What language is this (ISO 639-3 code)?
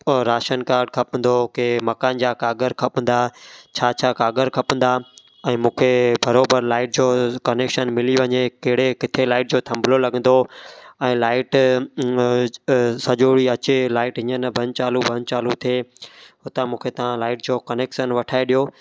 snd